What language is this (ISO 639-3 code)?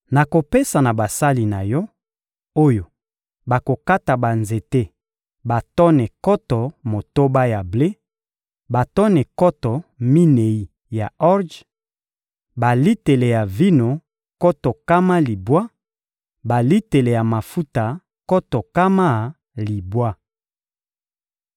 lin